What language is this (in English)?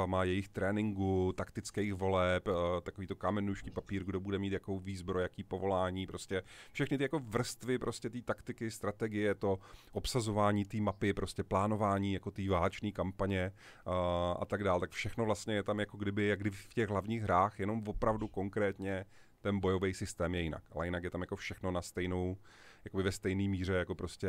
Czech